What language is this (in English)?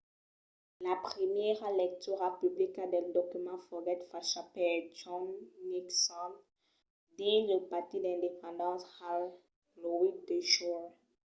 Occitan